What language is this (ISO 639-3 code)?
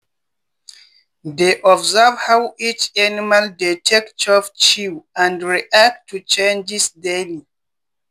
pcm